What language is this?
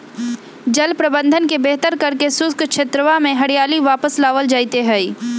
Magahi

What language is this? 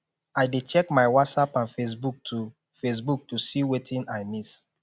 Nigerian Pidgin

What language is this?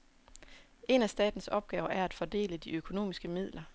Danish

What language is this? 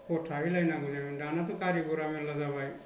Bodo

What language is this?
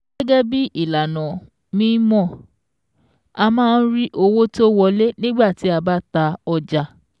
Yoruba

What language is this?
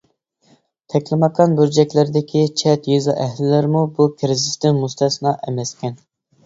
Uyghur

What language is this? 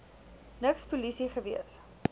Afrikaans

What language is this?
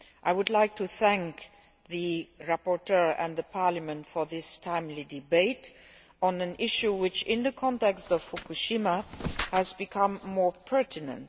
English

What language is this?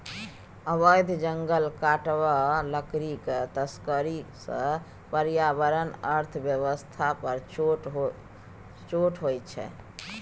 Maithili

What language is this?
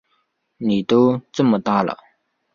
Chinese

